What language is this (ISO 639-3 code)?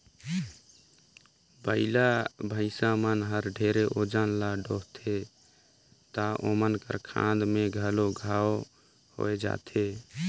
hne